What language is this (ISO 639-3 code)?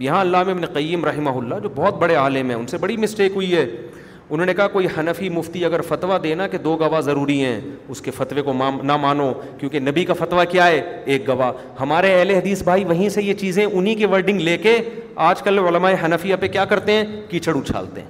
urd